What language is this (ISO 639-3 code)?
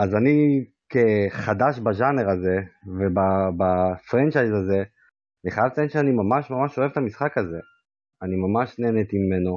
heb